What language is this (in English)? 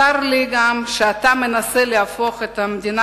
Hebrew